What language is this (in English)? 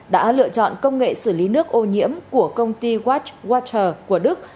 Vietnamese